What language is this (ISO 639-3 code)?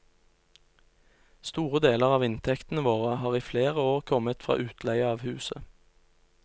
nor